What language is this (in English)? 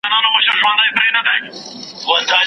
Pashto